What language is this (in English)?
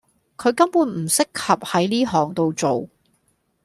Cantonese